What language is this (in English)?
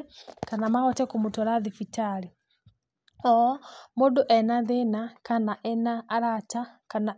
Kikuyu